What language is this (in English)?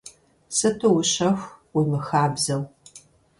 Kabardian